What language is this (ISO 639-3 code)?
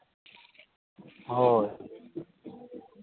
sat